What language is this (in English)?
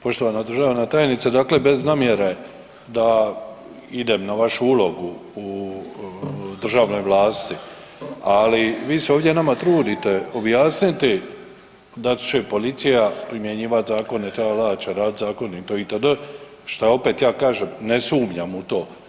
Croatian